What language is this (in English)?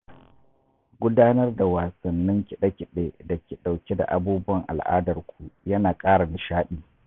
Hausa